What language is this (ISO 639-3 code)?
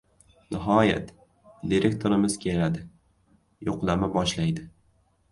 uzb